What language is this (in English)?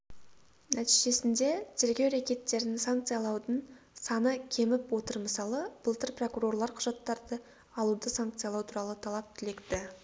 Kazakh